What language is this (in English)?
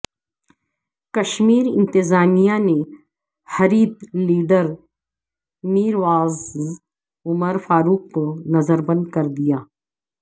Urdu